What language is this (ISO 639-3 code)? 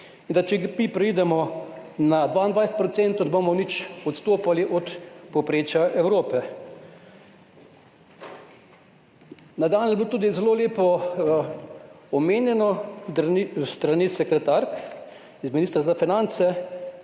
slv